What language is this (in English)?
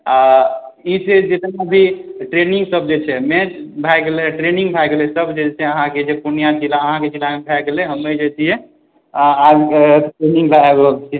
Maithili